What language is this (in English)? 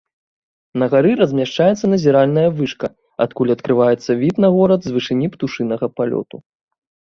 Belarusian